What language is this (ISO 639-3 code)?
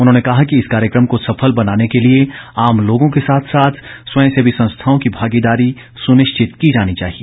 hin